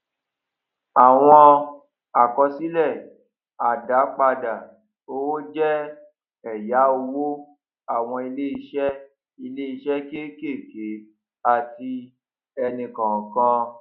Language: Yoruba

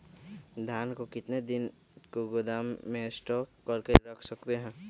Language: Magahi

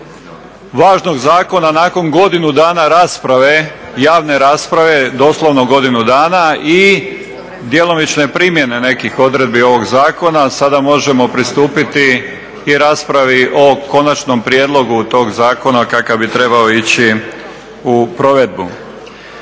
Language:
Croatian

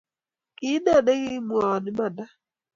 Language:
Kalenjin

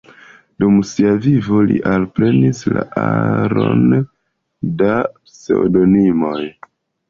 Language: Esperanto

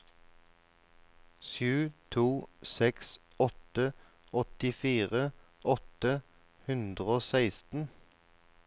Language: Norwegian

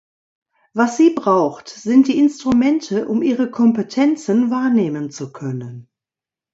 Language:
German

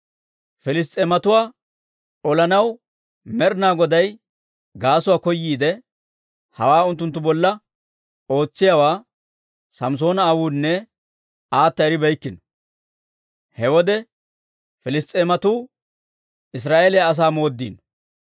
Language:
Dawro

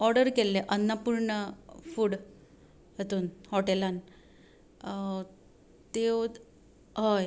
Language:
Konkani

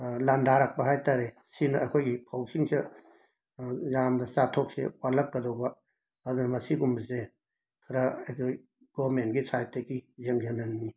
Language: Manipuri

